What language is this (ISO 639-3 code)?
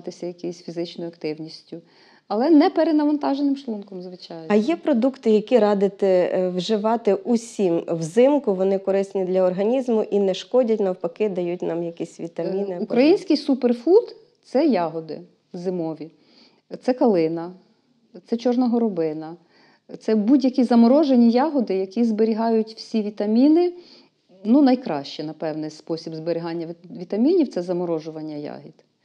ukr